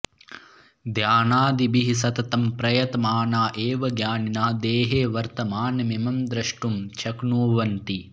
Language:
Sanskrit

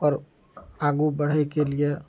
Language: Maithili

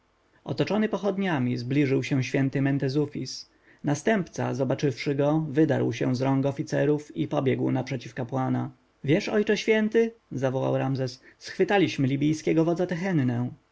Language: Polish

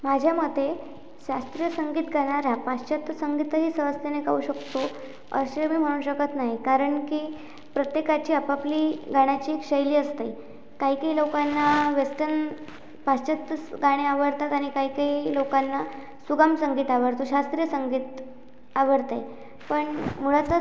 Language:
Marathi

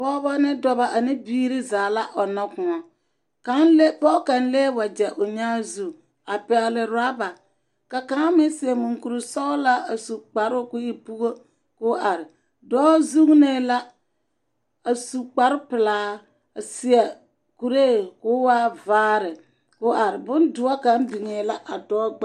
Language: Southern Dagaare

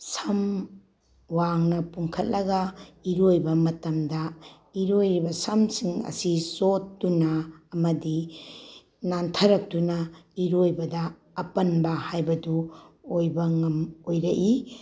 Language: Manipuri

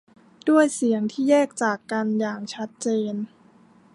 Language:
Thai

